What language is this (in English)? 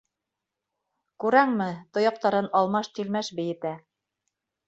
Bashkir